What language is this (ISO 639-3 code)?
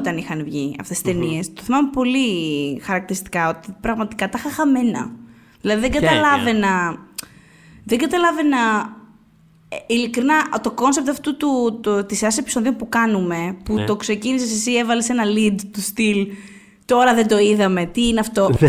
ell